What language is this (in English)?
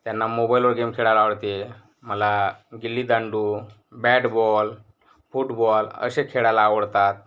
Marathi